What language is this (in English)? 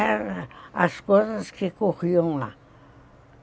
Portuguese